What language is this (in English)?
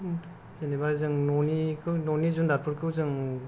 Bodo